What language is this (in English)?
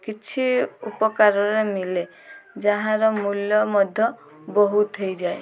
Odia